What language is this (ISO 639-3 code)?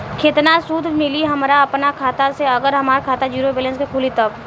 bho